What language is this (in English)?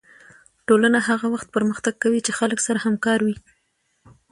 Pashto